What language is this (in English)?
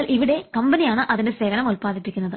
Malayalam